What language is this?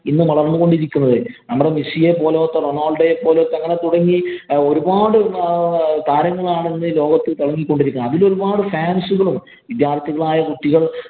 Malayalam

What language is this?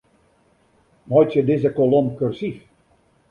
Western Frisian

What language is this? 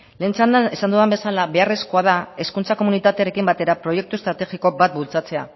Basque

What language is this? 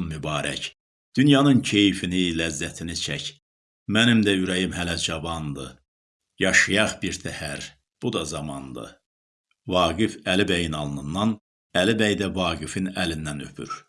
Turkish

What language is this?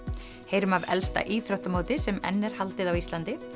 Icelandic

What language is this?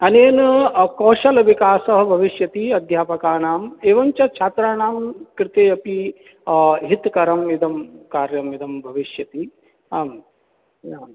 Sanskrit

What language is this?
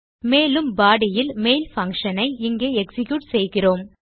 Tamil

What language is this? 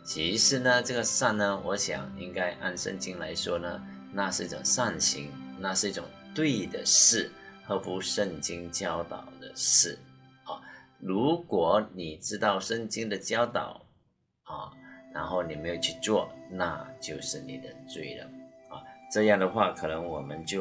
Chinese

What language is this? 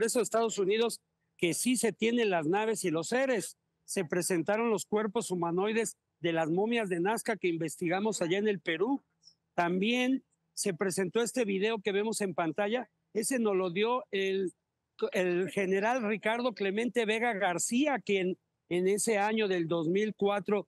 Spanish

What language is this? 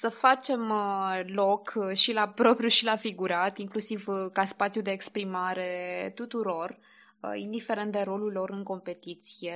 Romanian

